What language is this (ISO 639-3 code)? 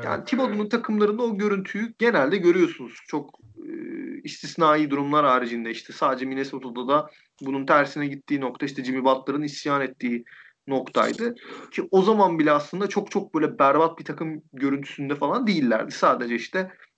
tur